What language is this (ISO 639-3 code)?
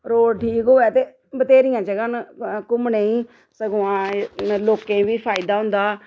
doi